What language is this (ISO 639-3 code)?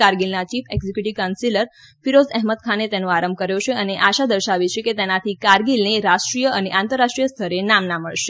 guj